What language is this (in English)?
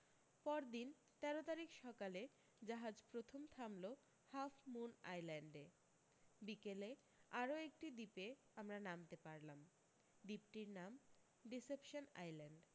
Bangla